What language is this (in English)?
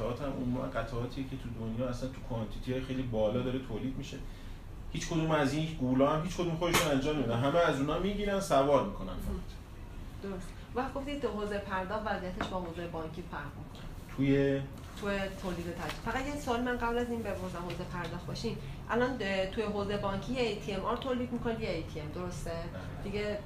Persian